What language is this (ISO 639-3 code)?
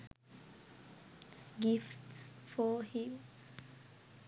sin